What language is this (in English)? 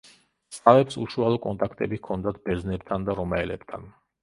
Georgian